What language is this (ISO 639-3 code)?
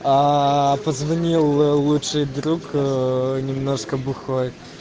rus